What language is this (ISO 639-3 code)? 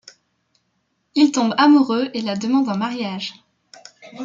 fra